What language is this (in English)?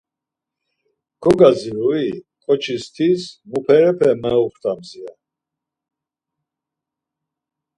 Laz